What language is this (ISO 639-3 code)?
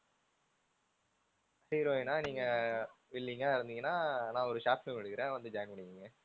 tam